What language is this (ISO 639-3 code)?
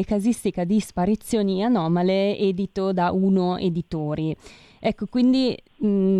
ita